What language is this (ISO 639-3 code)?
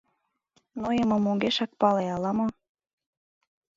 chm